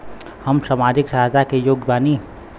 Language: Bhojpuri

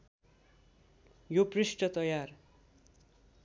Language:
Nepali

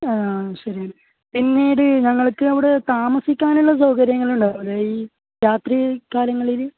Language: Malayalam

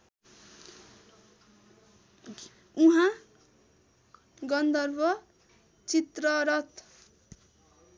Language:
Nepali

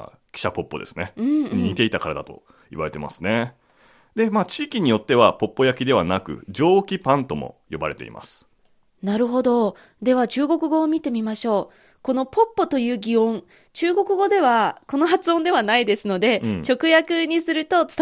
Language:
Japanese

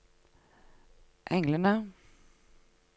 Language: Norwegian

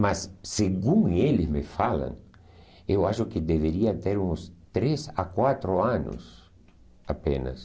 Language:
Portuguese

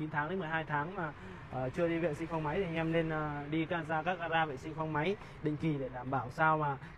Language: Vietnamese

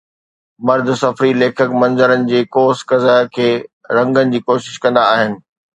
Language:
Sindhi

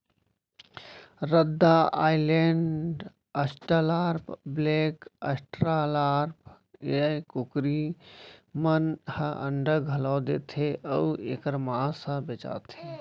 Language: Chhattisgarhi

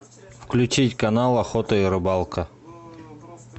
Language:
Russian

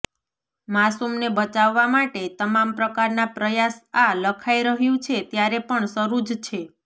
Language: Gujarati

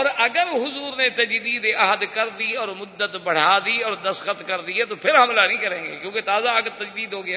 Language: Urdu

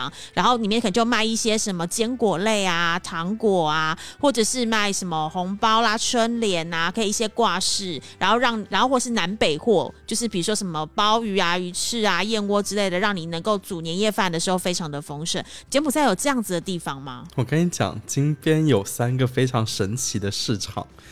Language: Chinese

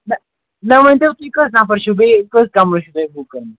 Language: Kashmiri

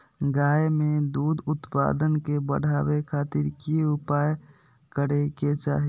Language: Magahi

